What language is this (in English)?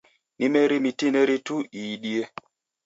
Taita